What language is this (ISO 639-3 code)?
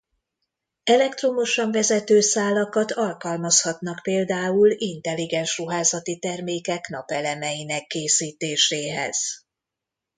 hun